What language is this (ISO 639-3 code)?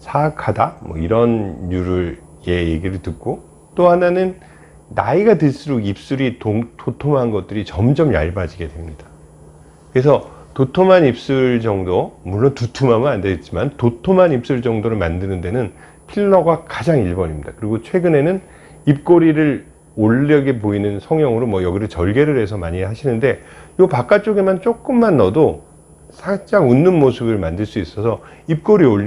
kor